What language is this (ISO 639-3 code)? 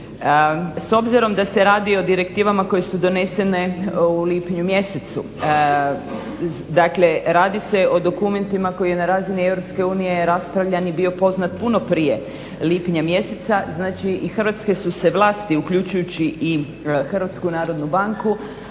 hrv